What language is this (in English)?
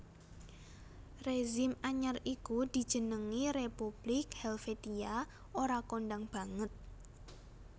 Javanese